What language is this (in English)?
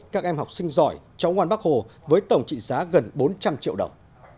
Vietnamese